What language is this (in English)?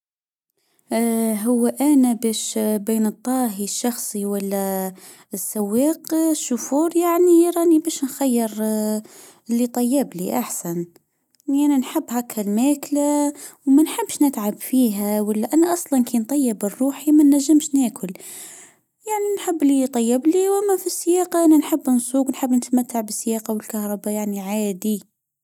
Tunisian Arabic